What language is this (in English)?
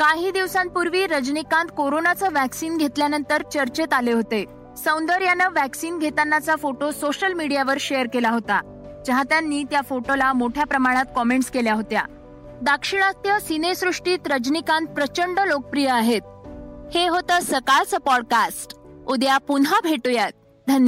Marathi